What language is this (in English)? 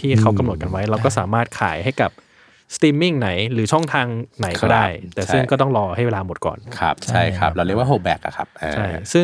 Thai